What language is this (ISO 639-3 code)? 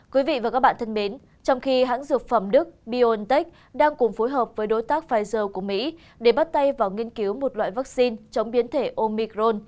vie